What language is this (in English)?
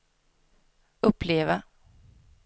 Swedish